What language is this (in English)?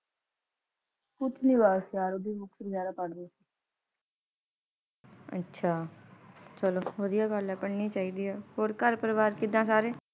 Punjabi